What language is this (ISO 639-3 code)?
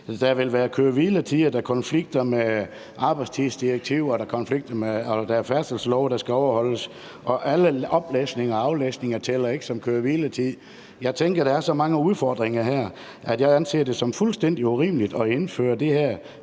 dan